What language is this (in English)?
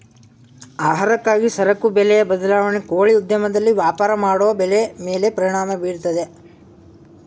Kannada